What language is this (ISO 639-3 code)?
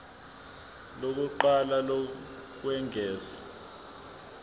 zul